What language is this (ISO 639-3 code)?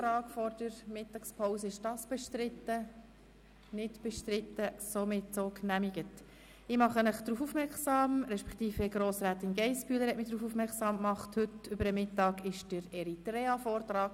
gsw